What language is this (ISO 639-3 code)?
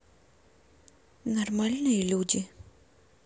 rus